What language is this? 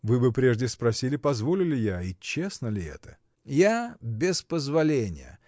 Russian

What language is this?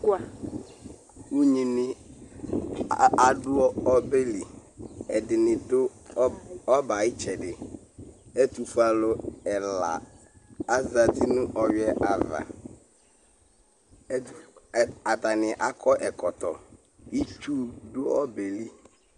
Ikposo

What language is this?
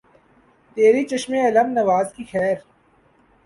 Urdu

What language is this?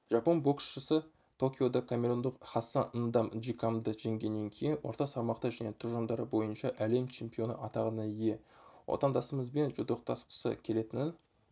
Kazakh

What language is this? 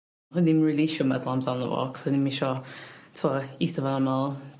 Welsh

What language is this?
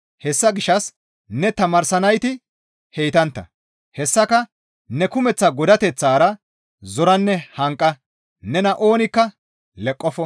Gamo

